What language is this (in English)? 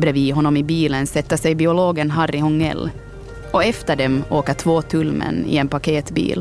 Swedish